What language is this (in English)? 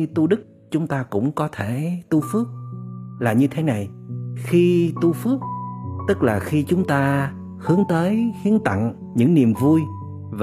Vietnamese